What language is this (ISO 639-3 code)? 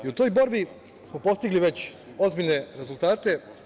srp